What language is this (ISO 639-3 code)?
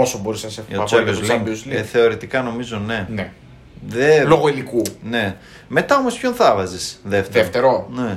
ell